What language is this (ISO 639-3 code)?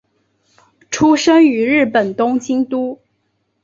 zho